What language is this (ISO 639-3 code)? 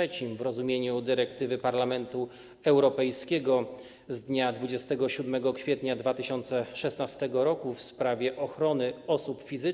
pol